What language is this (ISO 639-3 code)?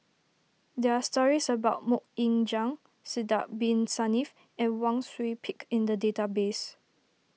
eng